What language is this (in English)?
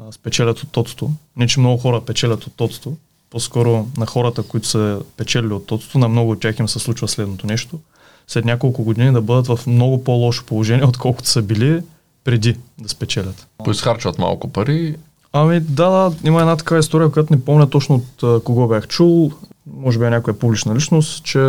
Bulgarian